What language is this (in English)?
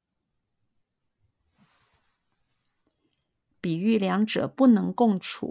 Chinese